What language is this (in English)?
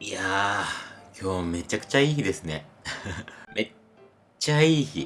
Japanese